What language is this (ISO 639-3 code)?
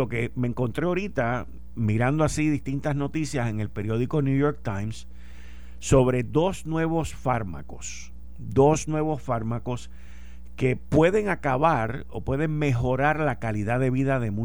spa